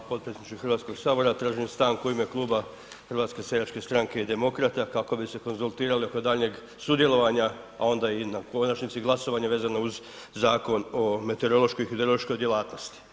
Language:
Croatian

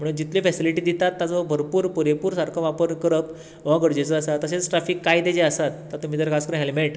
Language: Konkani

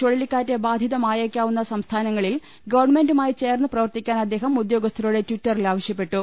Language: Malayalam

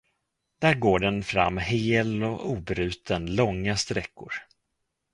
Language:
Swedish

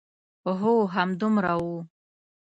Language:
Pashto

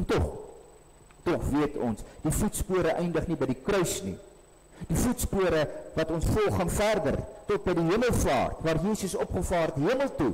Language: Dutch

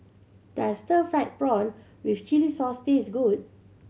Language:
English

